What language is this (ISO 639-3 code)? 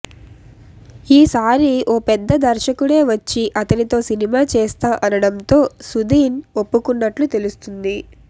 tel